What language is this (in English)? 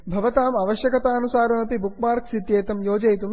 Sanskrit